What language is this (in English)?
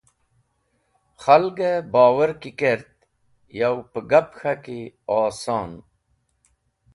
Wakhi